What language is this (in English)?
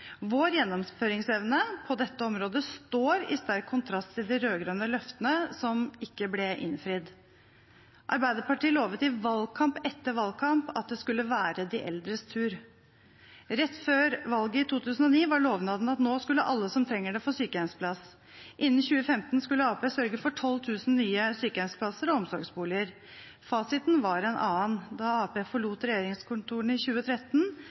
Norwegian Bokmål